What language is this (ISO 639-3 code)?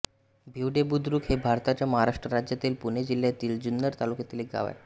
mar